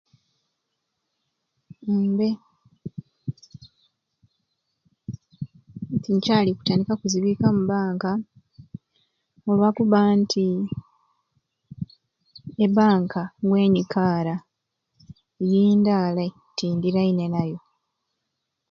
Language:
Ruuli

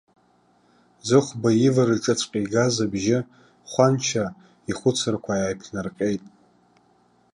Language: Abkhazian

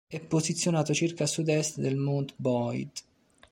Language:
Italian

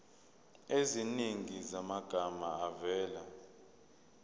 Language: Zulu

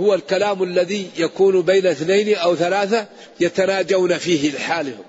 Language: Arabic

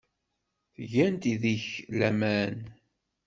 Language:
Kabyle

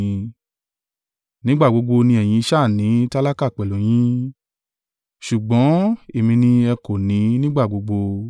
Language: Yoruba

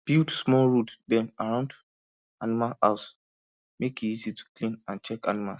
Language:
Nigerian Pidgin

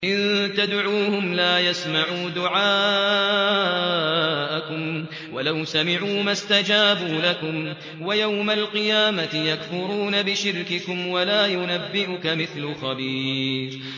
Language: Arabic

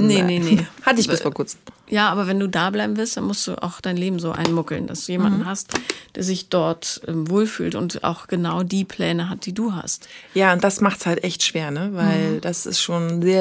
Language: German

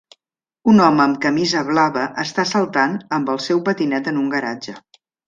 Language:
Catalan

